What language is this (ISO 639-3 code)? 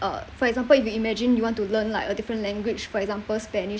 eng